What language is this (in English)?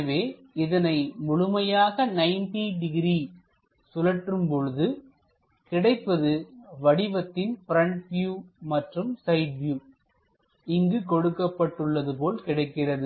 Tamil